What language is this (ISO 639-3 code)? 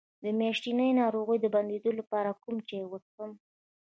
pus